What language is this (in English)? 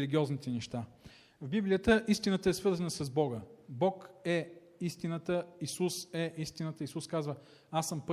Bulgarian